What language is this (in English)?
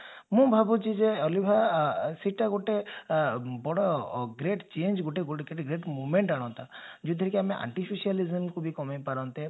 Odia